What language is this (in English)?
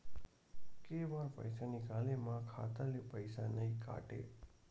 Chhattisgarhi